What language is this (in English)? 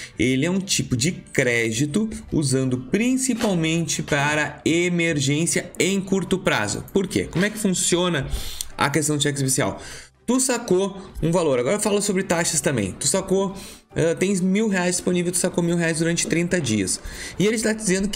Portuguese